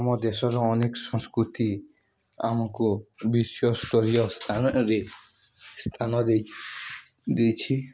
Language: Odia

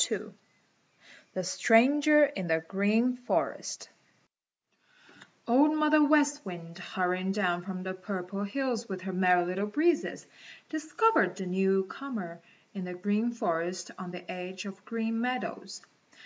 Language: English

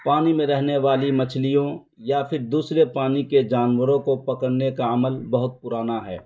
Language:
Urdu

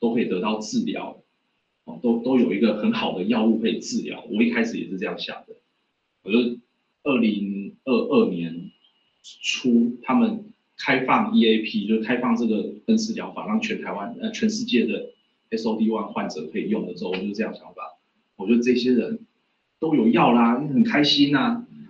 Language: Chinese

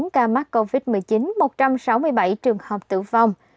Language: Vietnamese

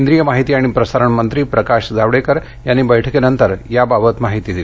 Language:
Marathi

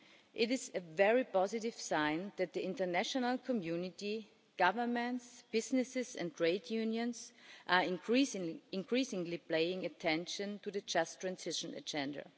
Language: English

